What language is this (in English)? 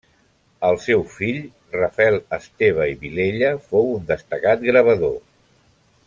Catalan